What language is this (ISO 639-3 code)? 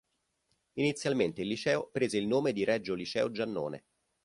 ita